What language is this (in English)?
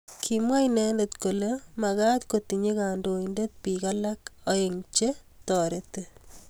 Kalenjin